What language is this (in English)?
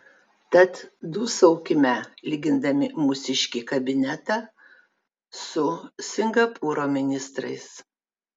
Lithuanian